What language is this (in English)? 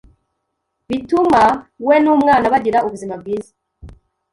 Kinyarwanda